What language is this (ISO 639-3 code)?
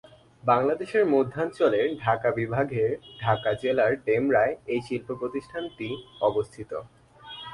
ben